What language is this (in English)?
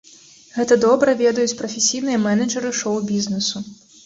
Belarusian